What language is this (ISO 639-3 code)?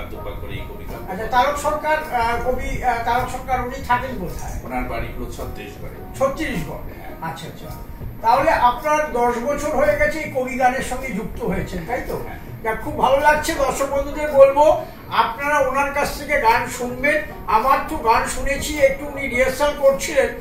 ara